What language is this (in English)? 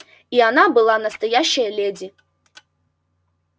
Russian